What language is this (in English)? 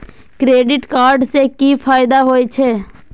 Maithili